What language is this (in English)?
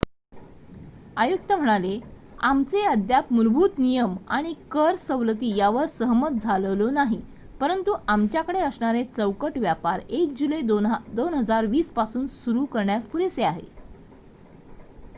Marathi